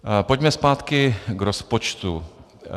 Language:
Czech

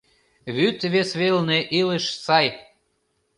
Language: Mari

